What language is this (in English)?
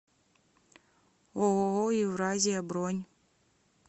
Russian